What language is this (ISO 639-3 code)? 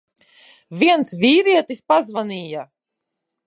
lav